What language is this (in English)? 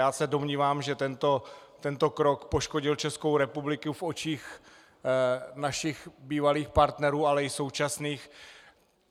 Czech